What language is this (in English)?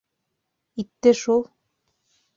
Bashkir